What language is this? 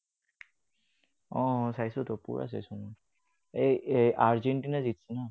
Assamese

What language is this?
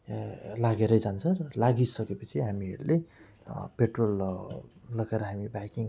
Nepali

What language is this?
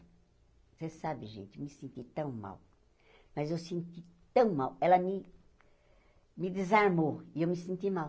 Portuguese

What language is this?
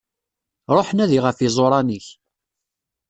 Kabyle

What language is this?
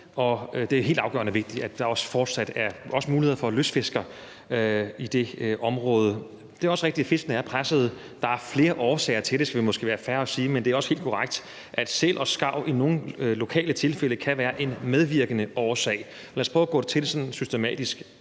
Danish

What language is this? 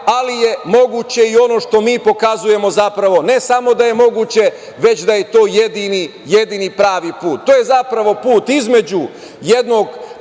Serbian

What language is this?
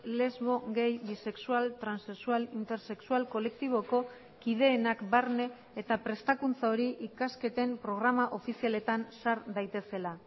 Basque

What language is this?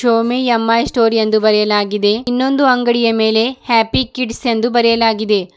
Kannada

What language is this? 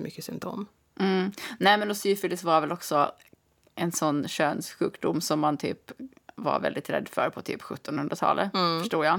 Swedish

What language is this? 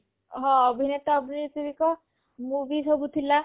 Odia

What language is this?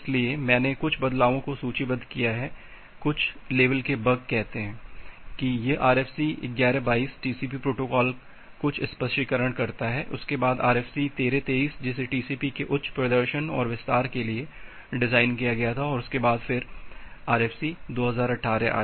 Hindi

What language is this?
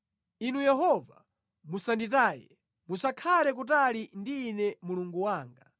Nyanja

